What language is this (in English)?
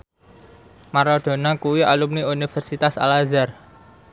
Javanese